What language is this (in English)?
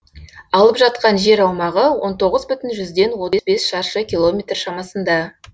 Kazakh